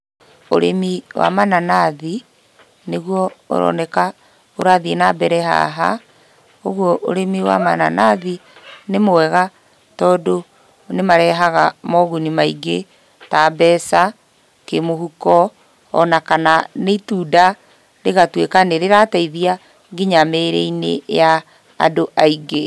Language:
Kikuyu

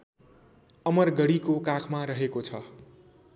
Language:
Nepali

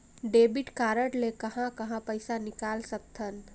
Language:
Chhattisgarhi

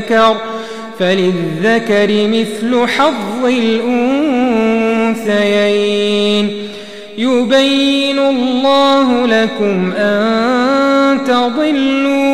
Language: Arabic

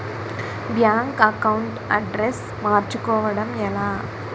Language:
Telugu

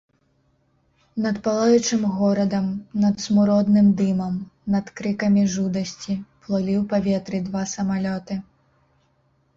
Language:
Belarusian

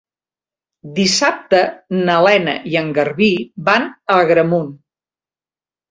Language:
Catalan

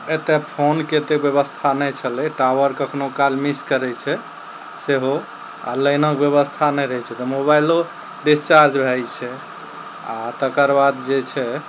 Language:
Maithili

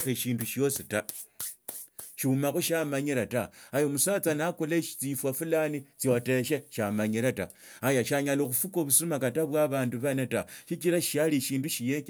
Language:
Tsotso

